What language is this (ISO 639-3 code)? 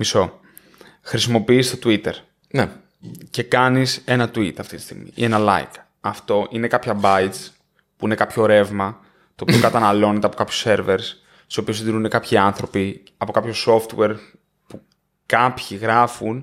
ell